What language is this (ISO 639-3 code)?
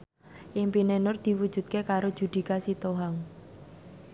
jav